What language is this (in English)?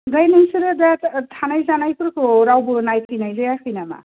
Bodo